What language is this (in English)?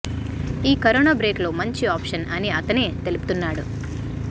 Telugu